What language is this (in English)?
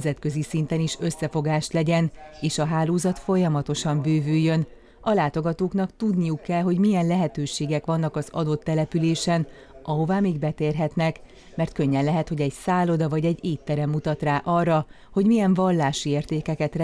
Hungarian